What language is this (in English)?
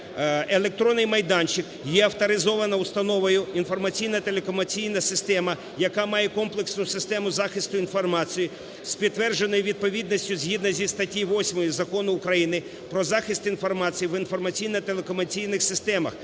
Ukrainian